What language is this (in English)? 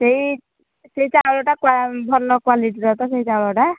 Odia